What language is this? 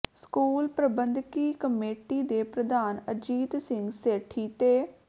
Punjabi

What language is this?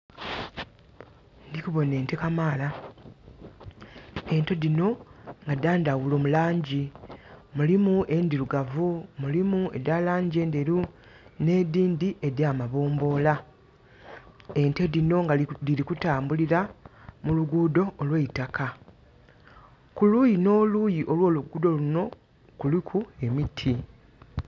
Soga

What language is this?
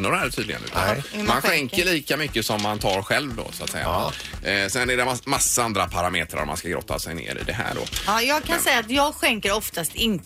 Swedish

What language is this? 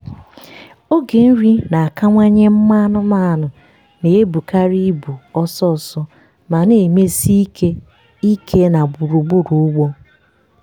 Igbo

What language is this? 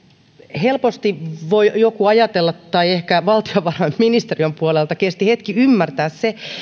Finnish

